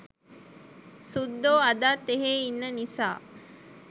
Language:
Sinhala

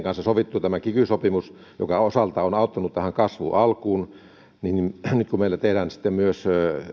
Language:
Finnish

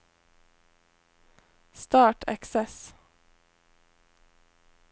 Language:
Norwegian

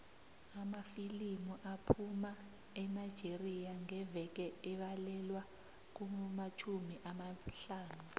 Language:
South Ndebele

